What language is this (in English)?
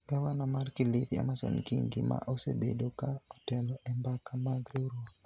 Luo (Kenya and Tanzania)